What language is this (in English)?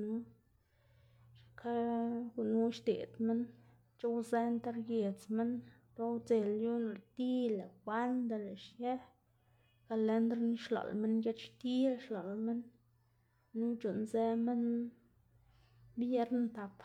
Xanaguía Zapotec